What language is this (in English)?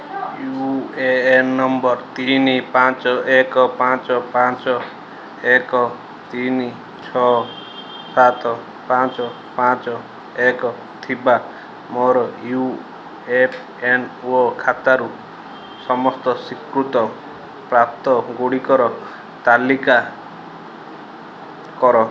Odia